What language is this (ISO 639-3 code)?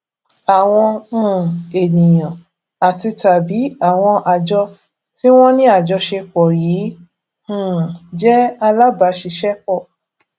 yor